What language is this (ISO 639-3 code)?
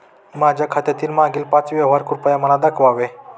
mar